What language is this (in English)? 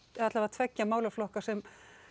Icelandic